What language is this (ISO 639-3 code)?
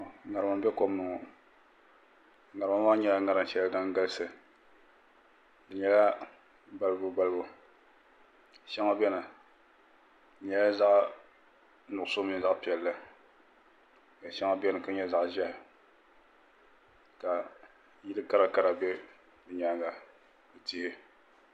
dag